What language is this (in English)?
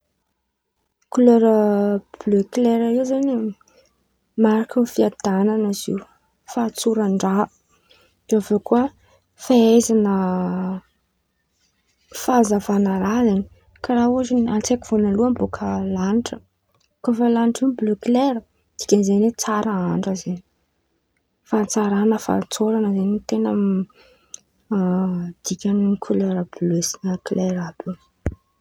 Antankarana Malagasy